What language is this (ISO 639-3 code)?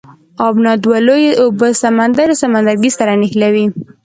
pus